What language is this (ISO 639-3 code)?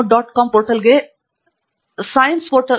kan